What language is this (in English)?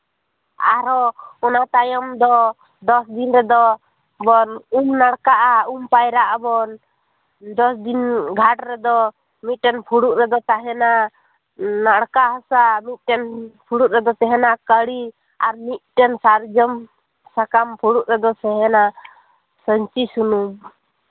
Santali